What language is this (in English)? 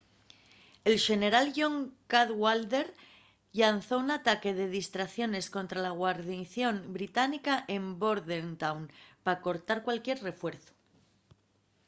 Asturian